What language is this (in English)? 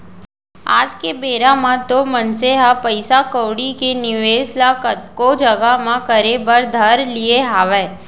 Chhattisgarhi